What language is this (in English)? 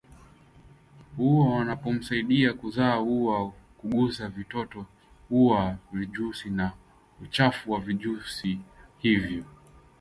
Swahili